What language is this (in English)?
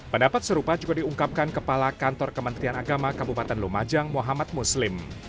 Indonesian